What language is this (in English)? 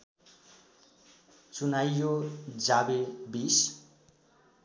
Nepali